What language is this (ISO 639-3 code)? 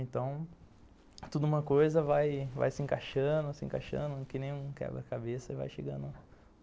por